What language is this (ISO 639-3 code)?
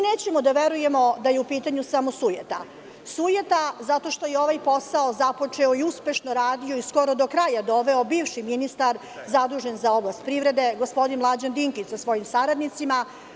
srp